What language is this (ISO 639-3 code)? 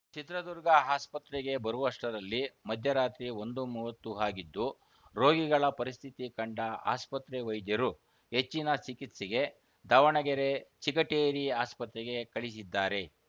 kan